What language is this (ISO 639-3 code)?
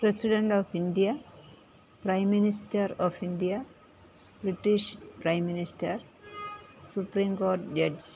mal